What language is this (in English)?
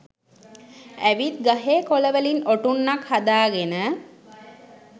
Sinhala